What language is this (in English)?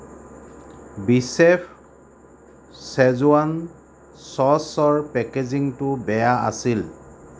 Assamese